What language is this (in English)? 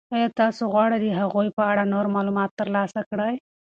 Pashto